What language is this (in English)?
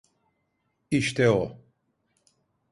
Turkish